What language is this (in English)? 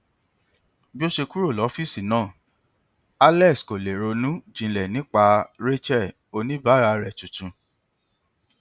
Yoruba